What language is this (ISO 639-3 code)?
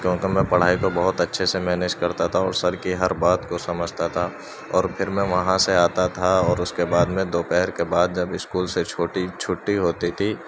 urd